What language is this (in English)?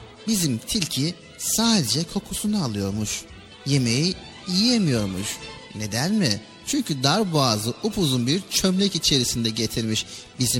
Turkish